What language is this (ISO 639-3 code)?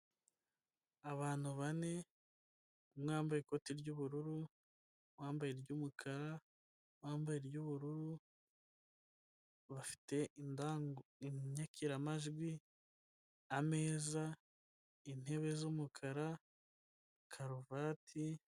kin